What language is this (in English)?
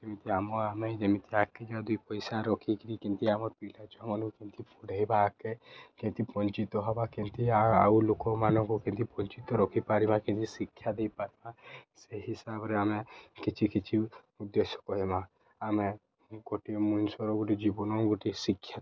Odia